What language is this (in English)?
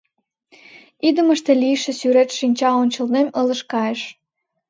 Mari